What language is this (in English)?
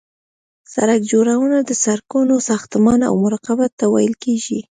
Pashto